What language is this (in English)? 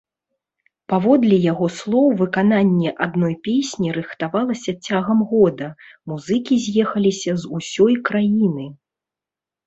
Belarusian